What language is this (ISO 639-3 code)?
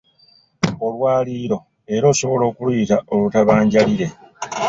lug